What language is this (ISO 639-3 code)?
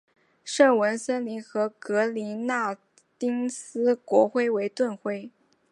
zho